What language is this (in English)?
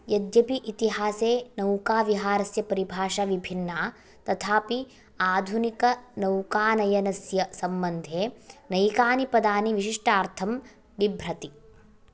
Sanskrit